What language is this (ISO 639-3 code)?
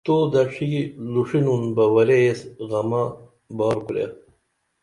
dml